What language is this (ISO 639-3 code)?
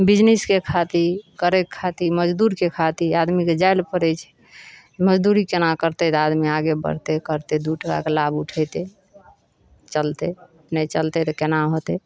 mai